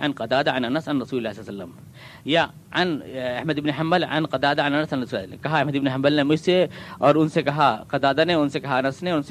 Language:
Urdu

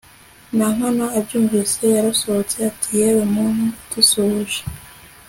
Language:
Kinyarwanda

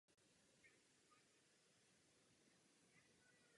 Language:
Czech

